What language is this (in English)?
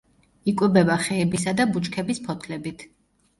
Georgian